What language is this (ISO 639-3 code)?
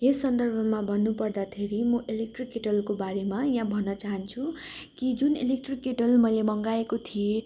nep